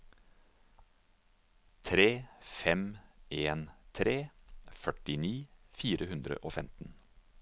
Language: Norwegian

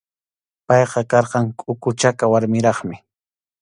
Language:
Arequipa-La Unión Quechua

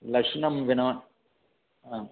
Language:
Sanskrit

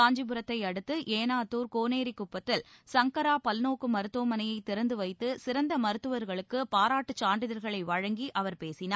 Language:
Tamil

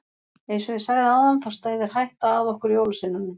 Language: Icelandic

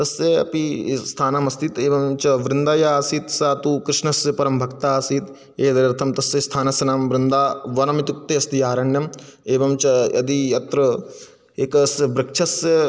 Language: Sanskrit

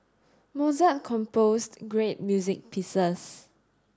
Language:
English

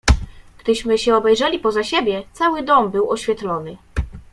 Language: Polish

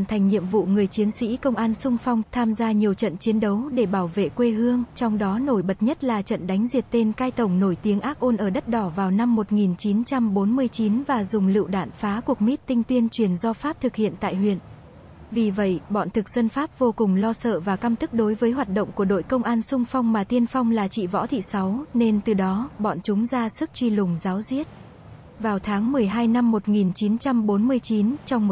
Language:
Vietnamese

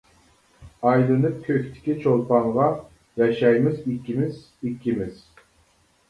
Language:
Uyghur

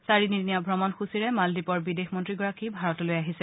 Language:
Assamese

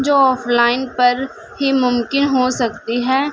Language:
Urdu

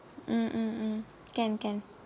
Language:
English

